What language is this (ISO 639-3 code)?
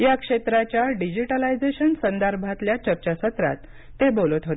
mar